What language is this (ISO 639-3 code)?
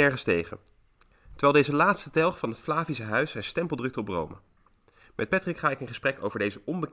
nld